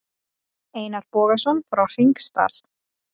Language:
Icelandic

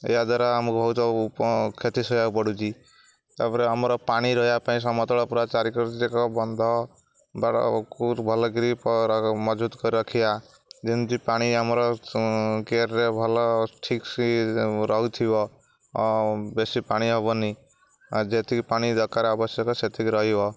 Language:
Odia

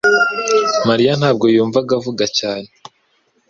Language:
Kinyarwanda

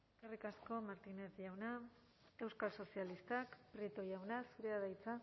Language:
Basque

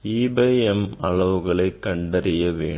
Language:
Tamil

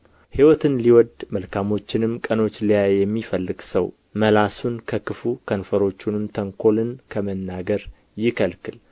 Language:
Amharic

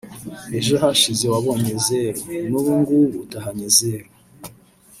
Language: Kinyarwanda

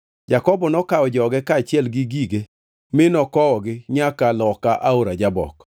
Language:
Luo (Kenya and Tanzania)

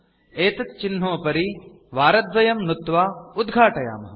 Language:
Sanskrit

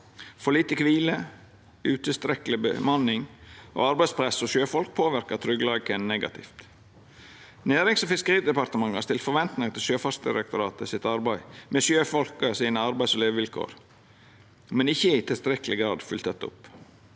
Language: Norwegian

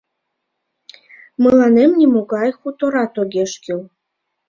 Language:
Mari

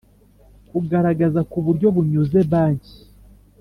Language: Kinyarwanda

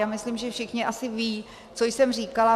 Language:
Czech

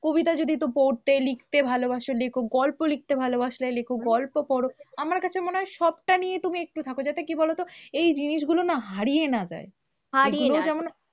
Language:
Bangla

